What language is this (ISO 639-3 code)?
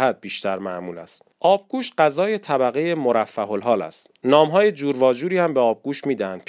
fas